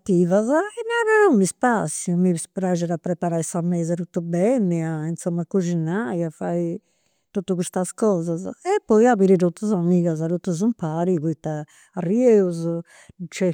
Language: Campidanese Sardinian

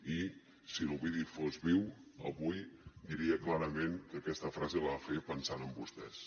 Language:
Catalan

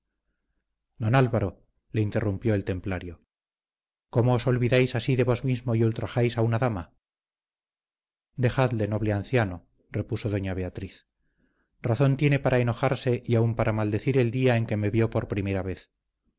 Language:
Spanish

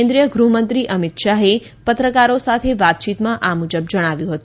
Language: Gujarati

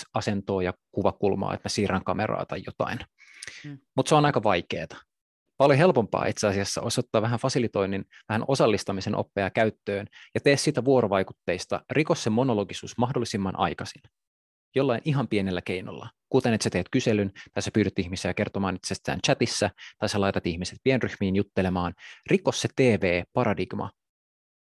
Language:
Finnish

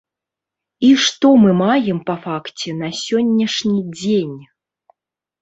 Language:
Belarusian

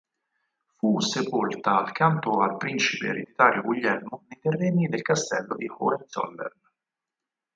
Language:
Italian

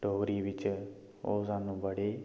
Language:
Dogri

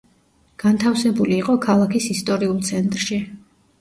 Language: Georgian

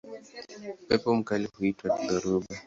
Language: Swahili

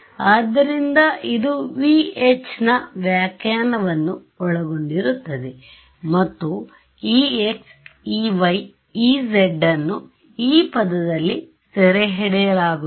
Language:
Kannada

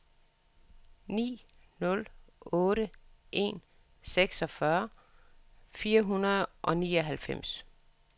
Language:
Danish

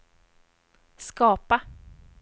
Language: Swedish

